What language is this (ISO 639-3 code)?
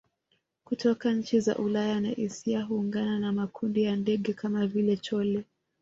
swa